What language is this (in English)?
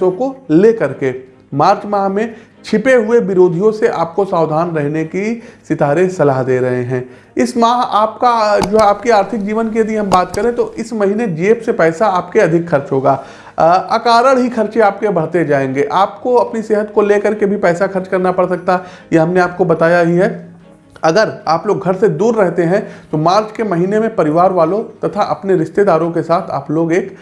Hindi